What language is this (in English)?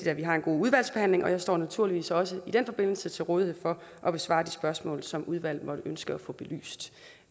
Danish